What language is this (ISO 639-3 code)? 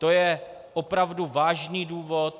ces